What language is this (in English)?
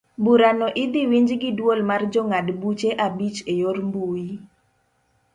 Luo (Kenya and Tanzania)